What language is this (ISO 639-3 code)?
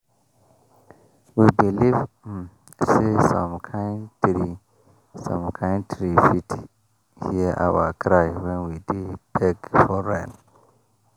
pcm